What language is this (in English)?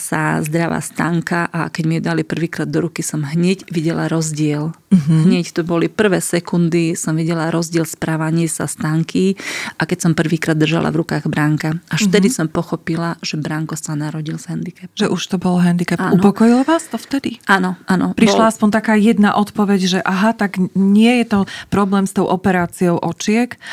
Slovak